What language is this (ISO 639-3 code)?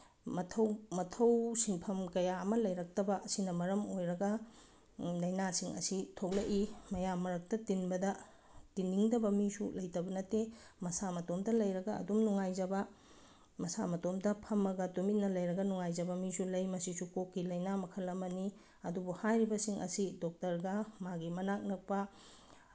mni